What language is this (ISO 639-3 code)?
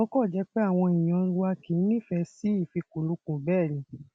yor